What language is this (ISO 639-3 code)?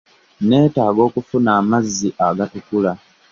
lug